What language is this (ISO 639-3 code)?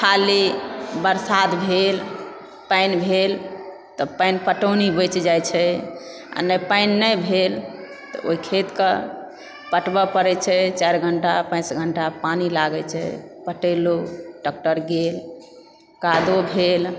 mai